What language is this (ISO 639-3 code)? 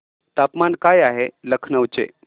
mar